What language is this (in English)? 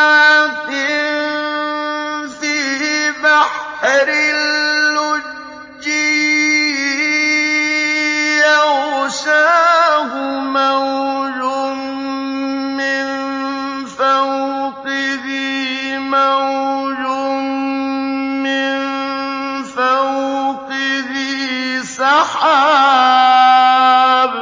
Arabic